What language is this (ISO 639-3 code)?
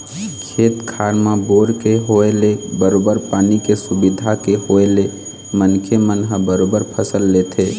hne